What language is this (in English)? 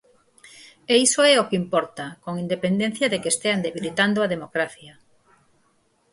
Galician